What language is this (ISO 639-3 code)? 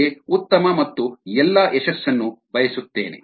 kan